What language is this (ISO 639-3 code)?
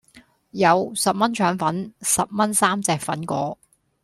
yue